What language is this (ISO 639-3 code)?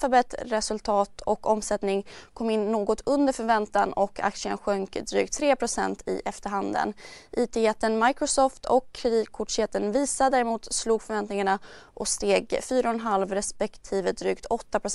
swe